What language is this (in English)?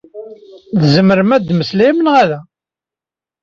Kabyle